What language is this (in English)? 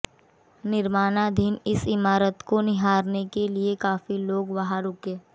Hindi